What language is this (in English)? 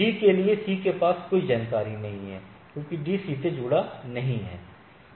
Hindi